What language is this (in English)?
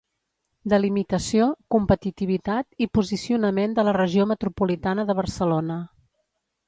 Catalan